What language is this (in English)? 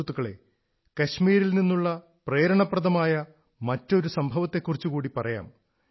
Malayalam